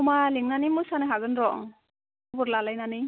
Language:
Bodo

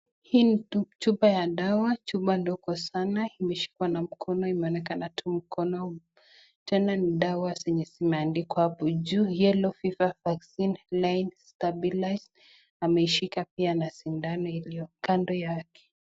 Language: Swahili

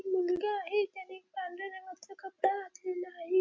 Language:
Marathi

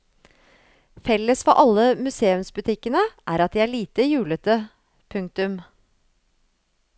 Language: Norwegian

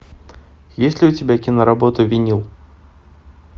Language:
Russian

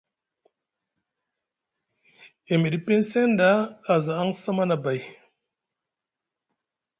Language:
Musgu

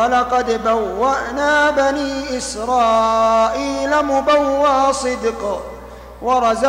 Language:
Arabic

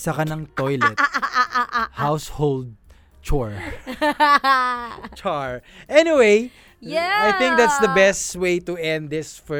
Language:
Filipino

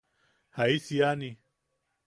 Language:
Yaqui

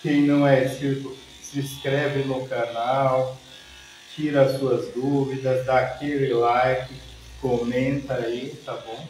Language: Portuguese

